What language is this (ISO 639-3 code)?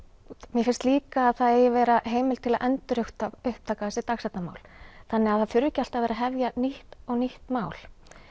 isl